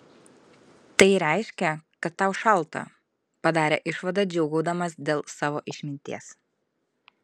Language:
Lithuanian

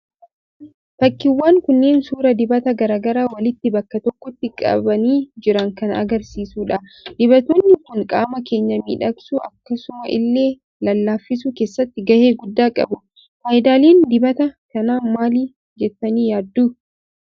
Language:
Oromo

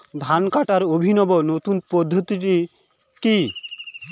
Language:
Bangla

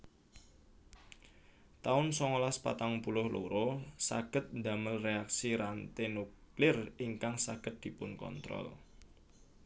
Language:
Javanese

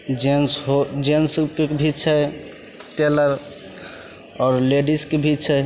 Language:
Maithili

